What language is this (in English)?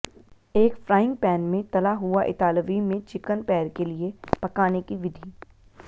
Hindi